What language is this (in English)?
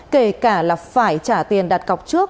Vietnamese